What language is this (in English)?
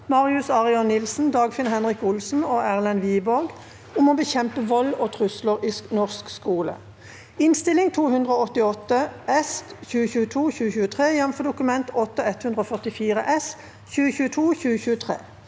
Norwegian